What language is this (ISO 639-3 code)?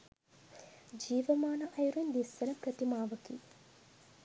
sin